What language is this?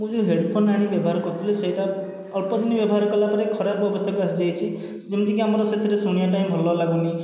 Odia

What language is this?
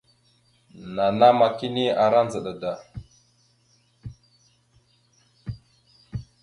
Mada (Cameroon)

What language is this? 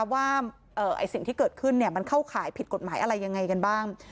Thai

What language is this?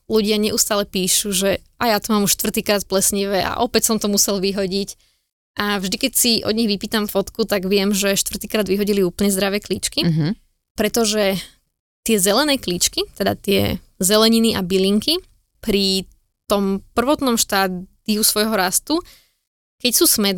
Slovak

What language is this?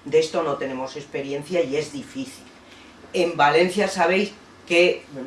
Spanish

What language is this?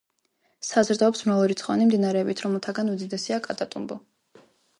Georgian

